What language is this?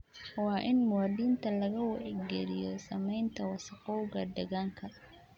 Somali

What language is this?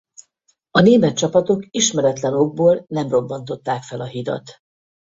Hungarian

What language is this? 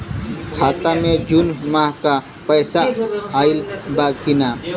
Bhojpuri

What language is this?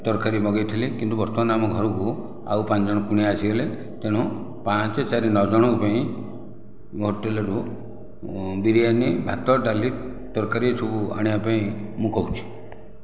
Odia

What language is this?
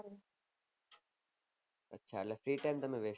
Gujarati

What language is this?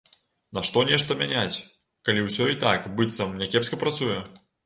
Belarusian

